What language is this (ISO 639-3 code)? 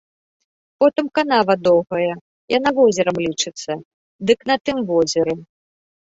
bel